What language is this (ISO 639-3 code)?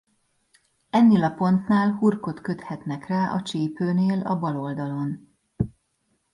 hun